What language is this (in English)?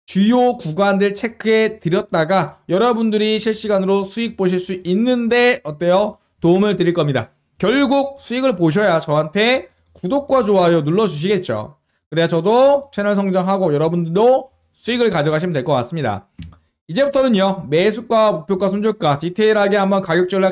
Korean